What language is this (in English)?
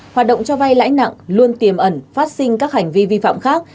Vietnamese